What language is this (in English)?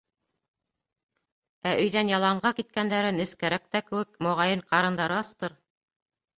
Bashkir